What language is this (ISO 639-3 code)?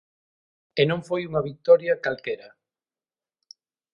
glg